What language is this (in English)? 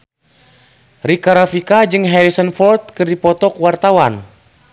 Sundanese